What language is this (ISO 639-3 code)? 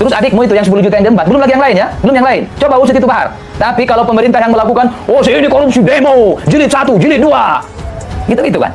ind